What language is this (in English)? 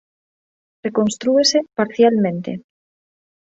Galician